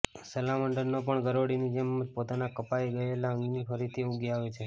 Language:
Gujarati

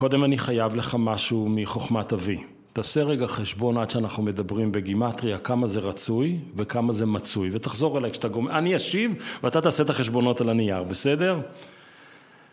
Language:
Hebrew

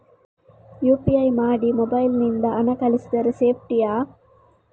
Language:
Kannada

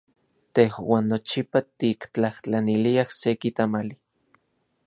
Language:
Central Puebla Nahuatl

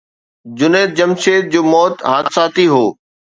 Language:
Sindhi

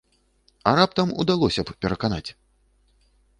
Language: Belarusian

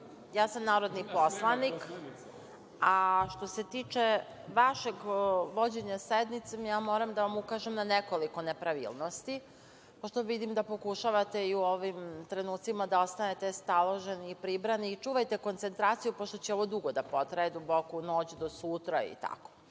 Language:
Serbian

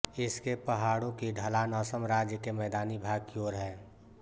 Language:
Hindi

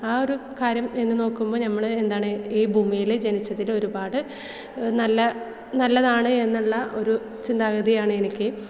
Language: Malayalam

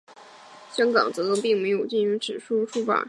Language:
Chinese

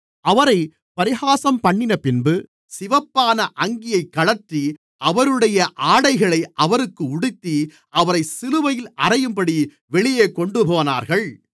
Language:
Tamil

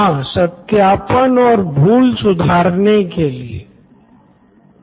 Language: Hindi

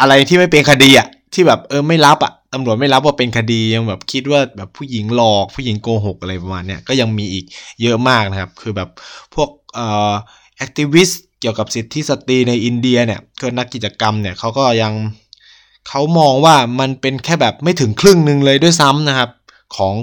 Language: Thai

